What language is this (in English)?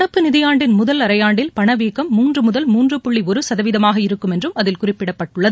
Tamil